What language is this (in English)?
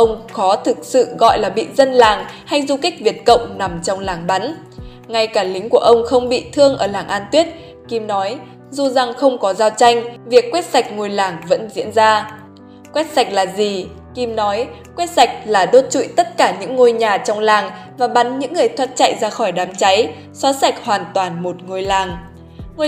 Vietnamese